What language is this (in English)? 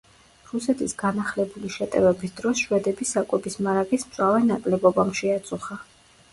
Georgian